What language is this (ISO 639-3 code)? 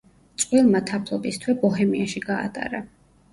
kat